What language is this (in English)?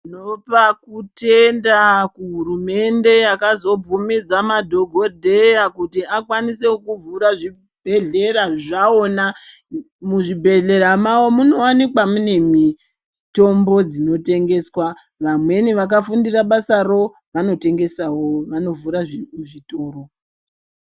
Ndau